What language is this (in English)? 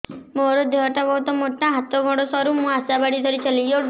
Odia